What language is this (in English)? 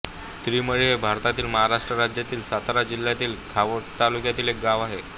Marathi